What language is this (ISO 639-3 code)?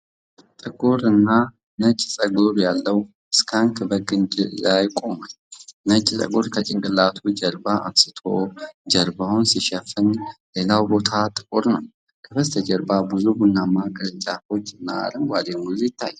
amh